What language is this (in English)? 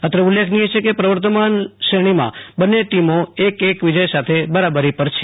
Gujarati